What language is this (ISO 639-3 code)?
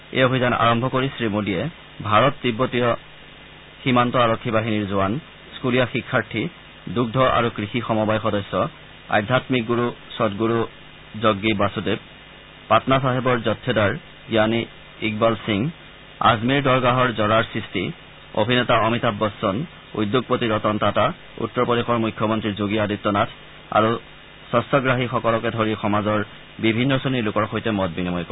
asm